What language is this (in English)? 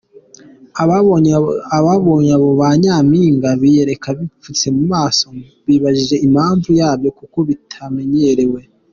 Kinyarwanda